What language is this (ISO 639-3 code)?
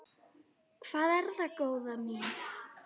isl